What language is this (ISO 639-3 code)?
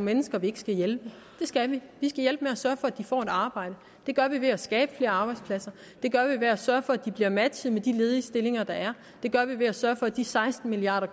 dan